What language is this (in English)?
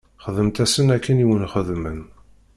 Kabyle